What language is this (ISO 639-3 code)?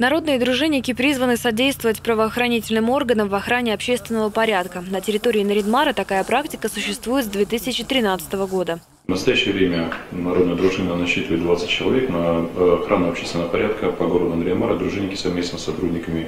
rus